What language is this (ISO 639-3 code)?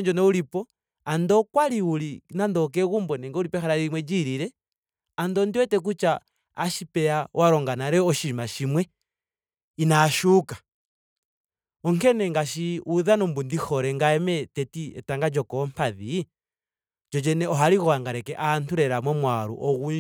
ndo